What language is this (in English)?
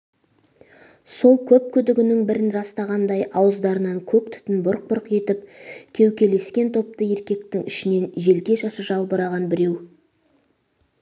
Kazakh